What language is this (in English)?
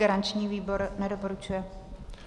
Czech